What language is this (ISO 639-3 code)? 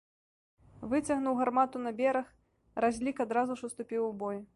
bel